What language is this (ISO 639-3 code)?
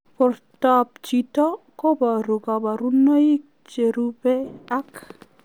kln